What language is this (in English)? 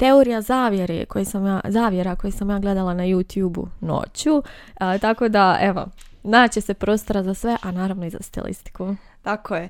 Croatian